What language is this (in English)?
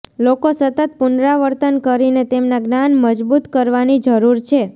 Gujarati